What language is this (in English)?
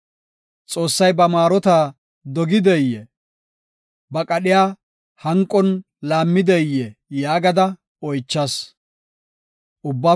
Gofa